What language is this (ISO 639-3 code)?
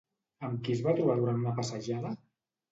cat